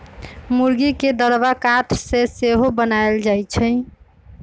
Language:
Magahi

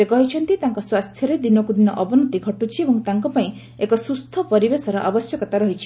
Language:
Odia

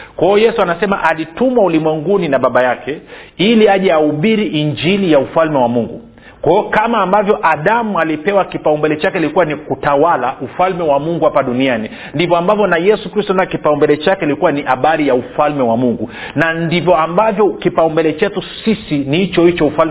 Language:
Swahili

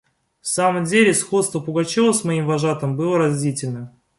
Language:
Russian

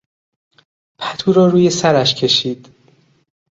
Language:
Persian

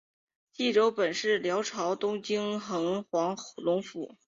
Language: Chinese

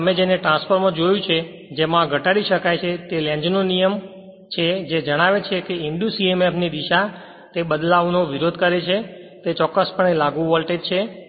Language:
Gujarati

